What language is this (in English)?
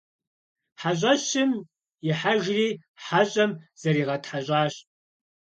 Kabardian